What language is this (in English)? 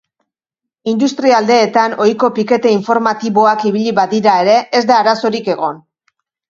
Basque